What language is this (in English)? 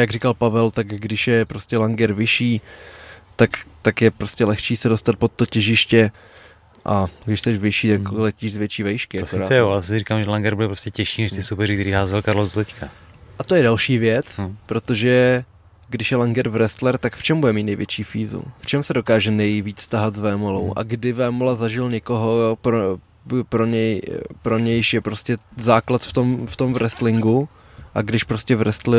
Czech